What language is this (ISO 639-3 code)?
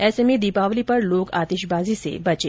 hin